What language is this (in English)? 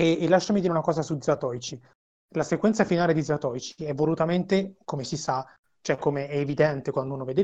Italian